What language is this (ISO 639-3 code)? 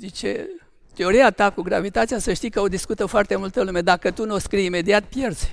ron